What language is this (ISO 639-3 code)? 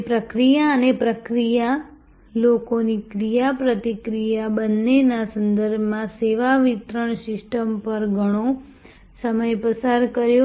guj